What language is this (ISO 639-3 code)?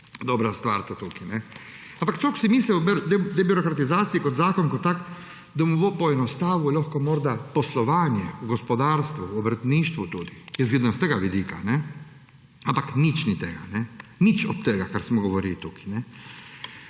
slv